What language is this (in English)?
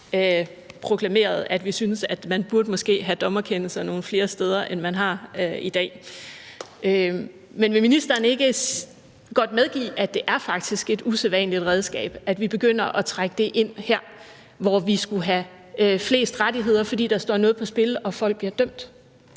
Danish